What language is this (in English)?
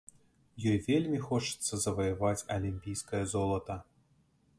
Belarusian